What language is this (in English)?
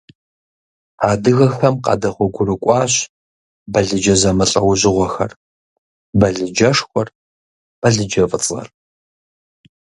Kabardian